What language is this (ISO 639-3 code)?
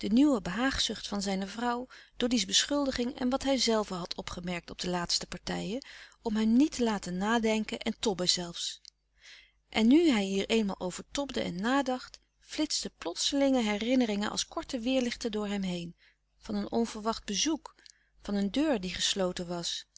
nld